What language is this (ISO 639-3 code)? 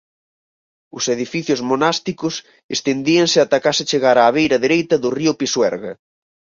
glg